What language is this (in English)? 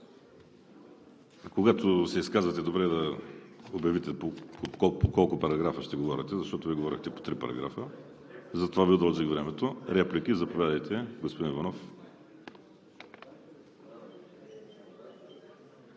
Bulgarian